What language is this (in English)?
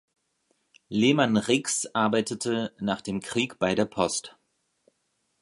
German